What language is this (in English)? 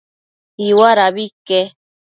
Matsés